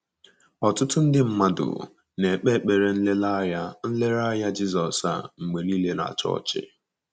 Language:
Igbo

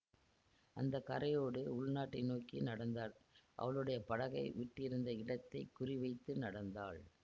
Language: Tamil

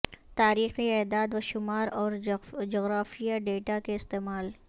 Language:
Urdu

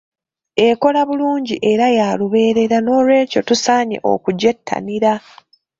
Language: Ganda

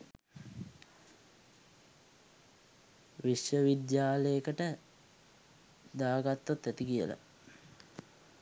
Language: Sinhala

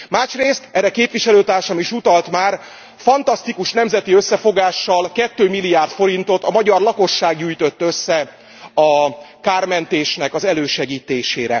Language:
Hungarian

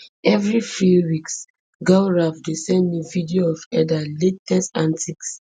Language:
Nigerian Pidgin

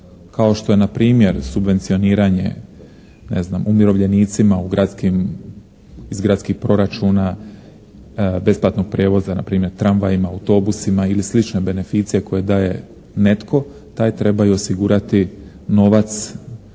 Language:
Croatian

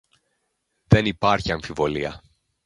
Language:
Greek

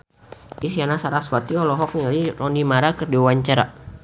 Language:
Sundanese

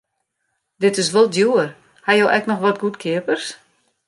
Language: Western Frisian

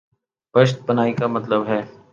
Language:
Urdu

